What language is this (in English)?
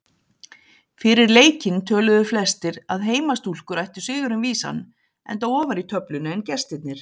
Icelandic